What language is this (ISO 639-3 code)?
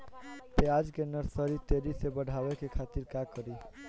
bho